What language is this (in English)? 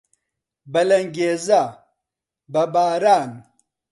Central Kurdish